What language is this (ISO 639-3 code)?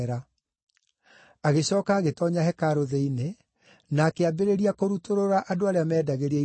kik